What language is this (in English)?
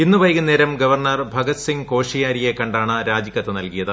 Malayalam